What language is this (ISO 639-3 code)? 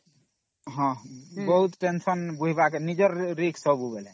ori